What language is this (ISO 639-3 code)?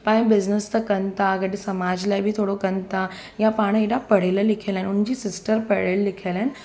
snd